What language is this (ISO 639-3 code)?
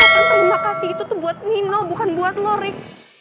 ind